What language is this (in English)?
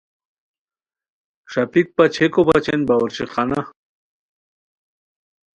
Khowar